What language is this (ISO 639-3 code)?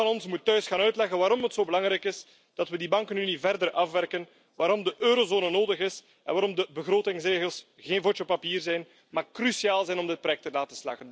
nld